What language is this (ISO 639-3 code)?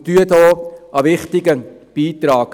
gsw